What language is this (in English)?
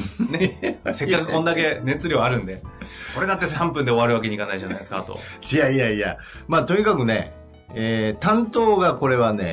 Japanese